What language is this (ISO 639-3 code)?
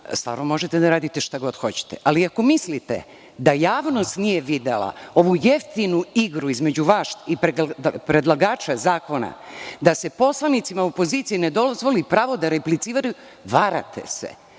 srp